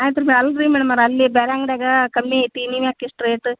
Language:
Kannada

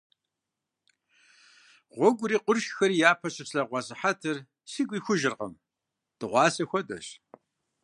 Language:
Kabardian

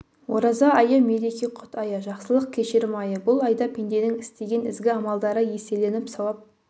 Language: Kazakh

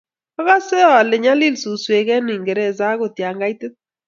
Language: Kalenjin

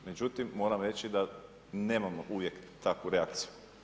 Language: Croatian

